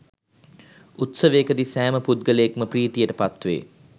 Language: Sinhala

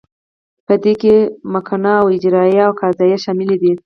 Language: Pashto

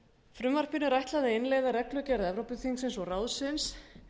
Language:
Icelandic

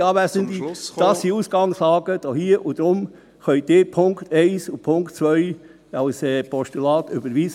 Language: Swiss German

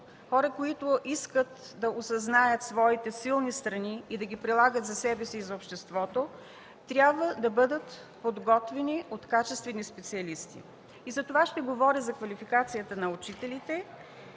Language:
Bulgarian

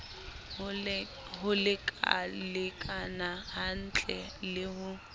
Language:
Southern Sotho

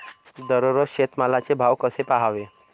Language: Marathi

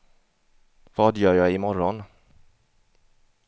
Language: Swedish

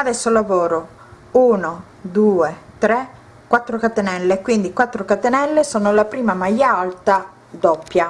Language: Italian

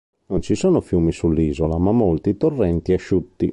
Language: Italian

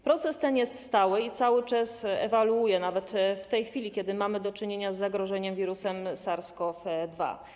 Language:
Polish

